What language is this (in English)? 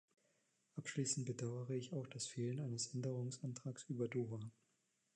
German